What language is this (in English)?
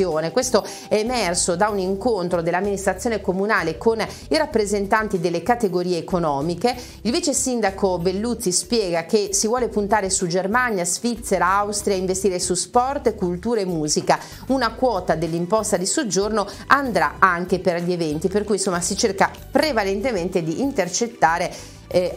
Italian